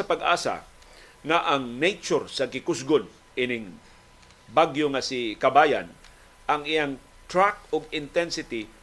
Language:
Filipino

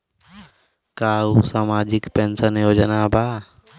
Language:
Bhojpuri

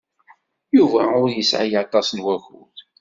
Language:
Kabyle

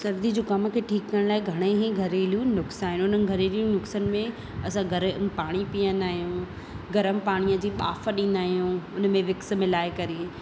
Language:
Sindhi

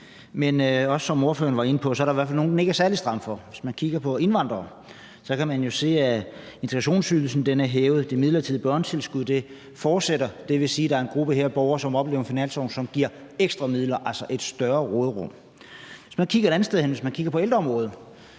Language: Danish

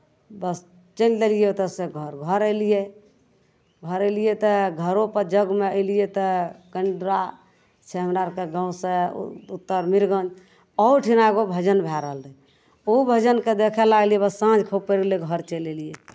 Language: Maithili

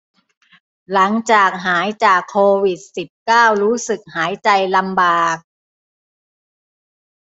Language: Thai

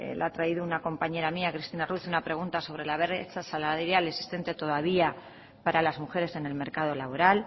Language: Spanish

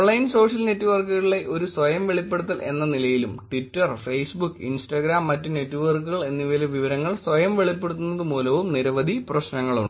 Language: Malayalam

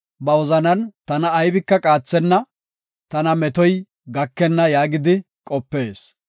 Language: Gofa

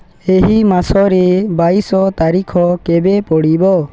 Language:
Odia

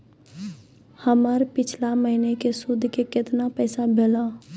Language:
Maithili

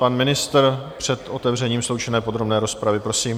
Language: Czech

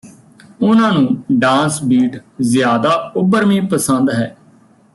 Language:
Punjabi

